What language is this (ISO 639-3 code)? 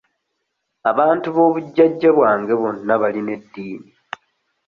lug